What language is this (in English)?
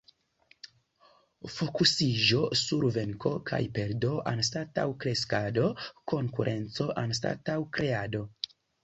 Esperanto